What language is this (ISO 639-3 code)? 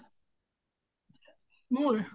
asm